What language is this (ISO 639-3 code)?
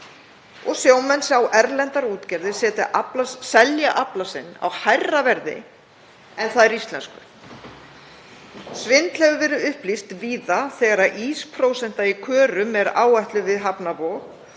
isl